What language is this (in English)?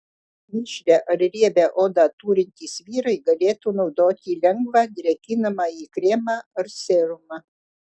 Lithuanian